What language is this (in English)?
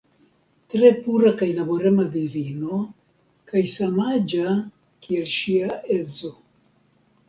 Esperanto